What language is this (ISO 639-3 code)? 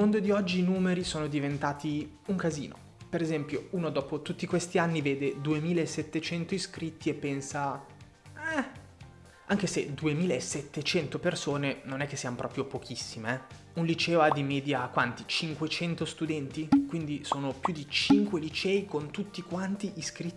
ita